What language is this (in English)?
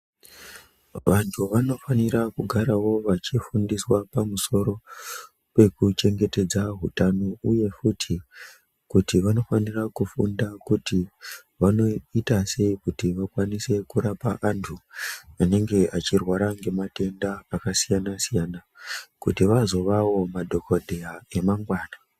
Ndau